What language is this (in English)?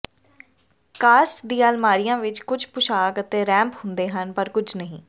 Punjabi